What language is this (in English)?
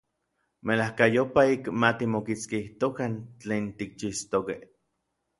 Orizaba Nahuatl